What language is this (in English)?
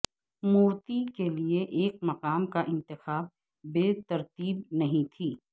Urdu